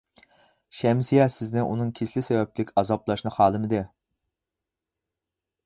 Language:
Uyghur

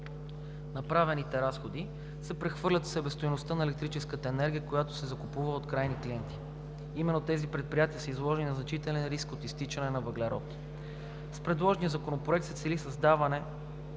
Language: Bulgarian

